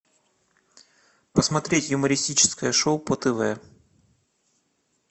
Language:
Russian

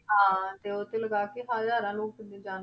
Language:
Punjabi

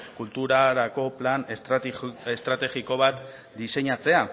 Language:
Basque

